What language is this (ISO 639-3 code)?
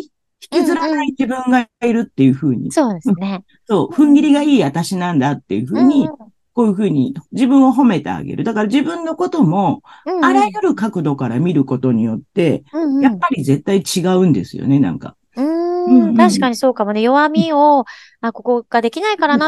jpn